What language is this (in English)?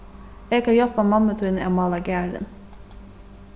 Faroese